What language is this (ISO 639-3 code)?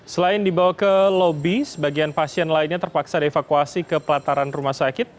ind